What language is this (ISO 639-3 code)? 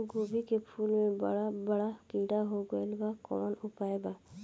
bho